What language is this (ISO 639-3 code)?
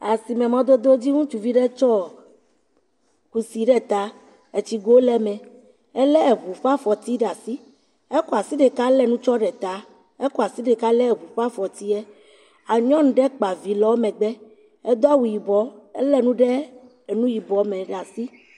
ewe